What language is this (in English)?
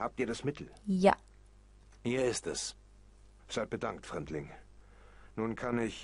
German